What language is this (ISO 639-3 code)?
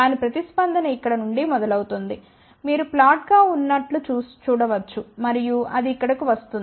tel